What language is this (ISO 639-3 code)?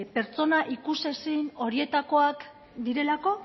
eus